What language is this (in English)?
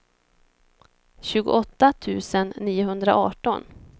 Swedish